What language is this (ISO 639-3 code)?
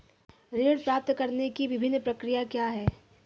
hin